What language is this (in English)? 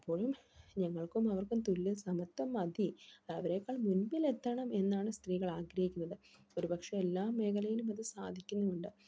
Malayalam